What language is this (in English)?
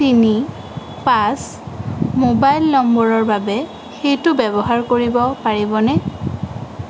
Assamese